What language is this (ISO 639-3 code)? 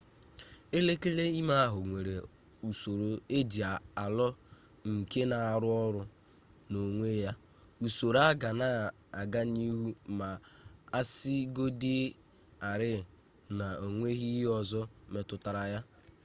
ibo